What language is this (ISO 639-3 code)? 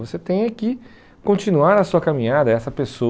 por